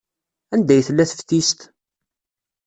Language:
Kabyle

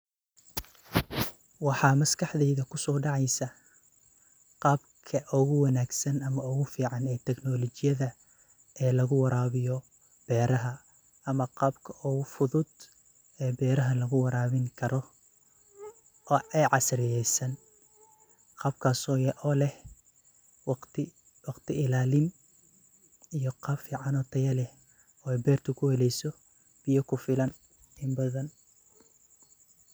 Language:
Somali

